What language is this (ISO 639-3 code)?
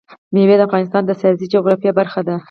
pus